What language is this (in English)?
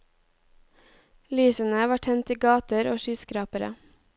Norwegian